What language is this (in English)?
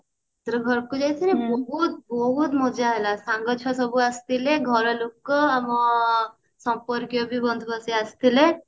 Odia